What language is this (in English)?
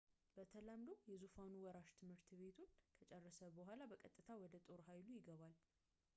Amharic